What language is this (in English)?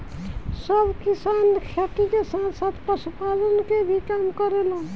Bhojpuri